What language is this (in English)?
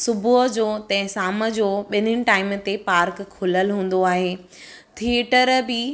Sindhi